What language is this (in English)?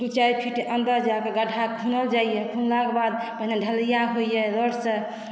Maithili